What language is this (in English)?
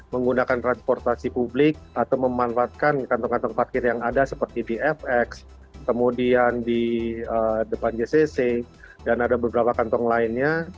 Indonesian